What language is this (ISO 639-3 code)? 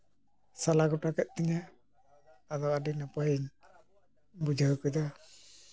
sat